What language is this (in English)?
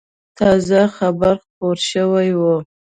Pashto